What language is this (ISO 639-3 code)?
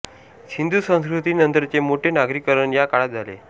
mar